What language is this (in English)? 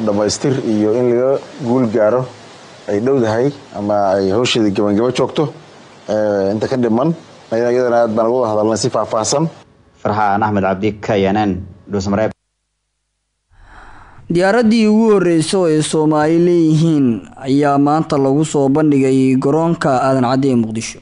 Arabic